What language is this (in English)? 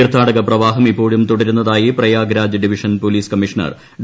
Malayalam